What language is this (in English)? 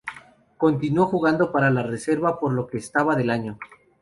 Spanish